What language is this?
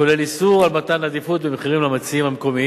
Hebrew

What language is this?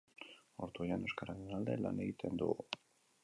Basque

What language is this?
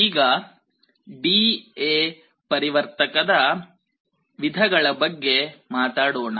Kannada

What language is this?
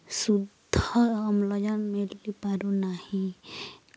Odia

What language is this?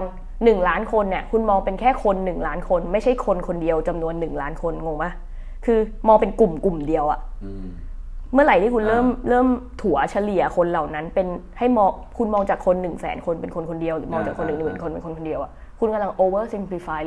Thai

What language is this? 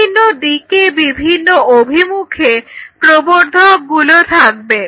Bangla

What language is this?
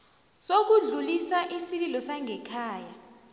South Ndebele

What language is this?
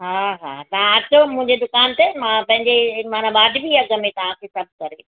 Sindhi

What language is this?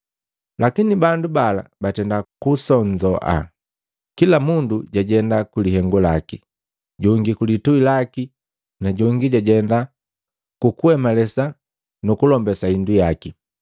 Matengo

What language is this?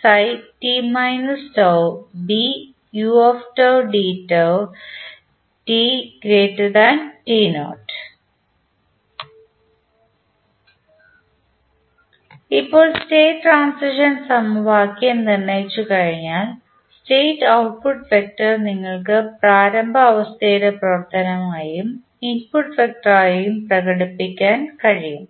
Malayalam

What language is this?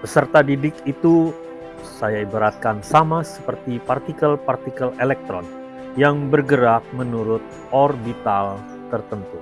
Indonesian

